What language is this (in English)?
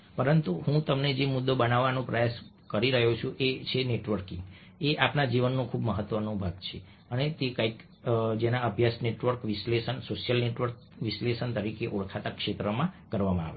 Gujarati